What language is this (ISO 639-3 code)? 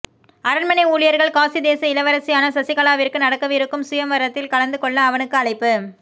tam